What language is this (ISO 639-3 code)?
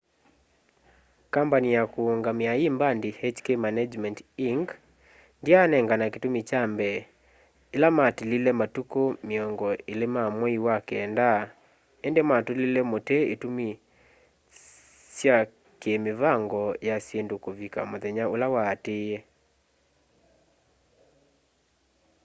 kam